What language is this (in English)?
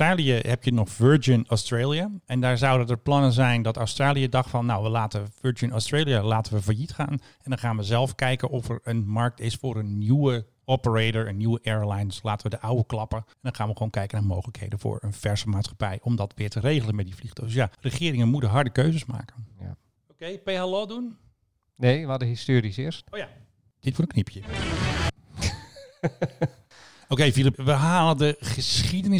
Dutch